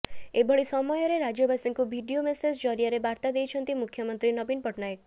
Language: Odia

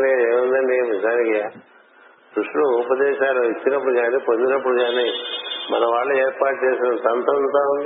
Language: Telugu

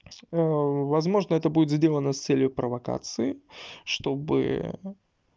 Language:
Russian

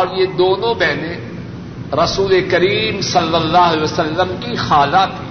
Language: Urdu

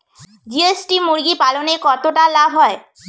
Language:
Bangla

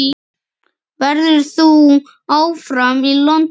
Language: Icelandic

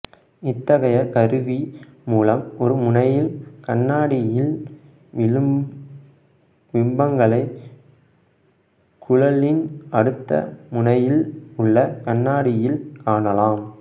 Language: Tamil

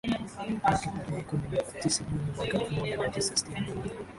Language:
Swahili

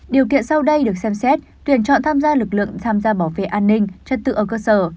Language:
Vietnamese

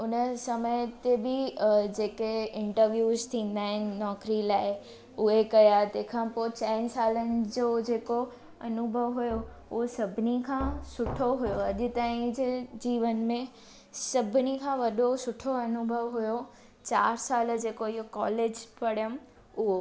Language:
Sindhi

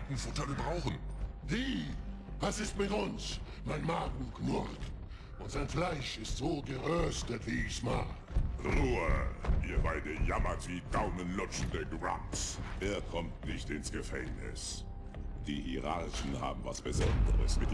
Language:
German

